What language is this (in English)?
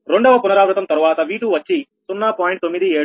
Telugu